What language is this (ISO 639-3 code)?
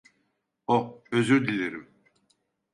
tur